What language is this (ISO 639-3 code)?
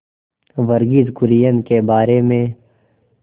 hin